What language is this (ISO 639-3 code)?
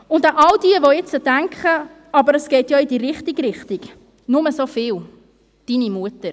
gsw